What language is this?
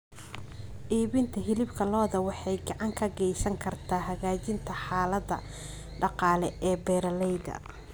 Somali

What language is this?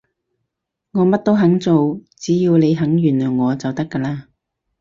Cantonese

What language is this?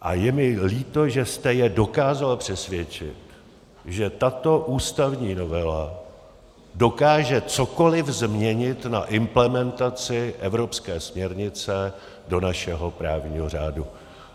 Czech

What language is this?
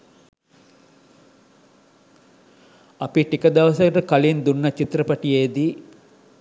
Sinhala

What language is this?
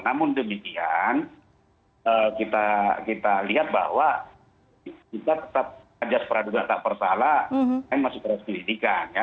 Indonesian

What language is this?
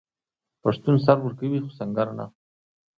Pashto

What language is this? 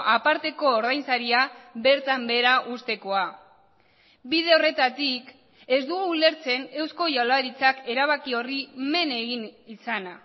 Basque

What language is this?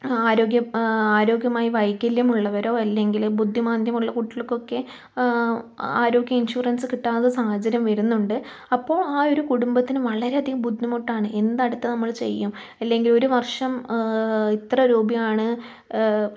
Malayalam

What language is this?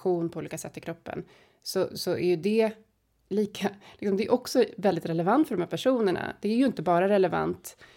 Swedish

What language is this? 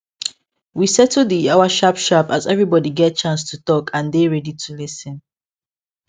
Nigerian Pidgin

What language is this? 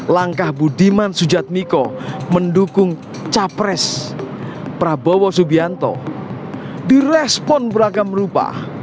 Indonesian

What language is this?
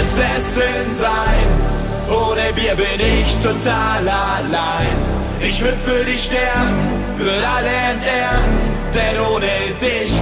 Russian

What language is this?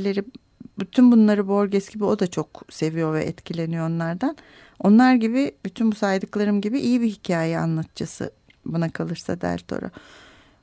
Turkish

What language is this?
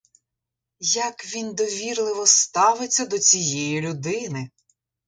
Ukrainian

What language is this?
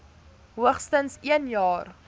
Afrikaans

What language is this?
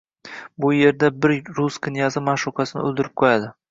Uzbek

